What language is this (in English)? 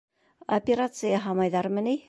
Bashkir